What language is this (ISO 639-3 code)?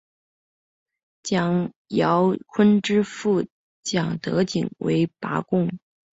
zho